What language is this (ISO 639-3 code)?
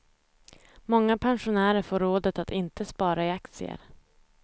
swe